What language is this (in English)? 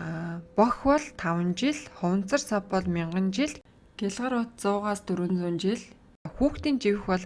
Turkish